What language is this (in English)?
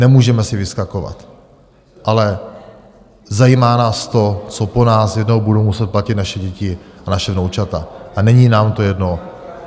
Czech